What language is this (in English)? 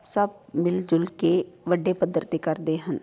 Punjabi